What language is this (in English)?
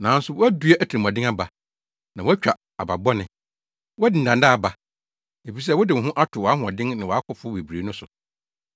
Akan